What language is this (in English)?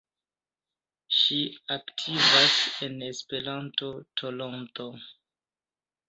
Esperanto